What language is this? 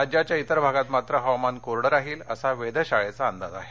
Marathi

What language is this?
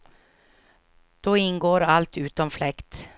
Swedish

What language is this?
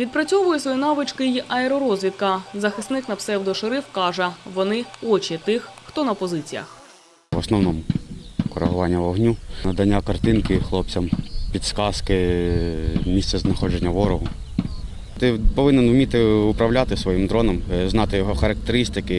Ukrainian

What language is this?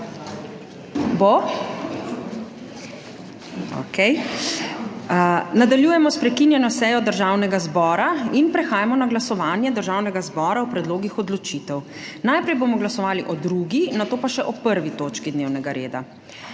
Slovenian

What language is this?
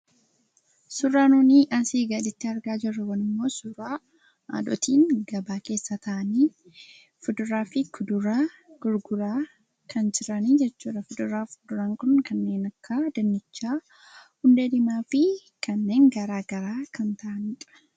Oromo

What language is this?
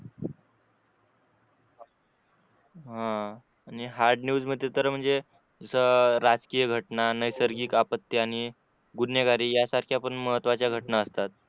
Marathi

